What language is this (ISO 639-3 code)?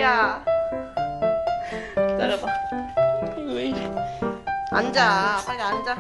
kor